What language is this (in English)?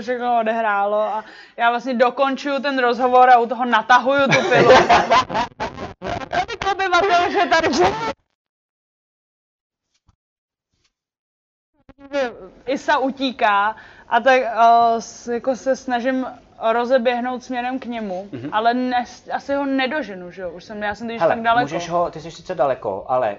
Czech